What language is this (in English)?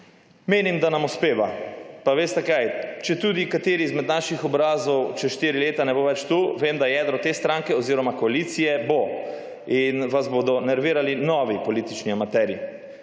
Slovenian